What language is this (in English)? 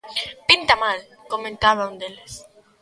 Galician